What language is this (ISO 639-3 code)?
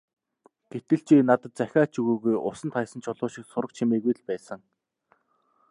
mon